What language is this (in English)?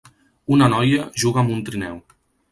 Catalan